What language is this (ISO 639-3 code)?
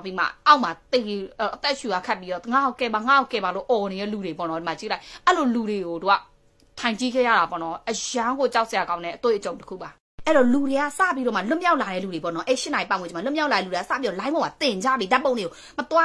tha